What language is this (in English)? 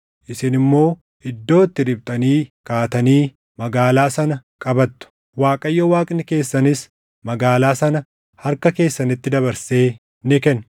Oromo